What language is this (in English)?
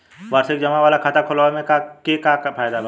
Bhojpuri